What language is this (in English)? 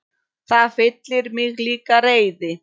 Icelandic